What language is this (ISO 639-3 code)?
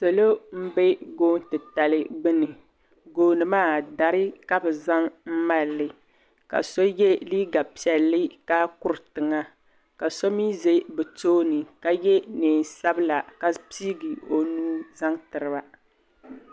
dag